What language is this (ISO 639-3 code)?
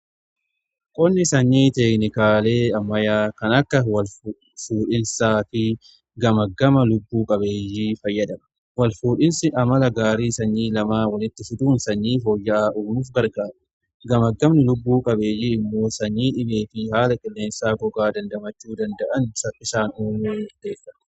orm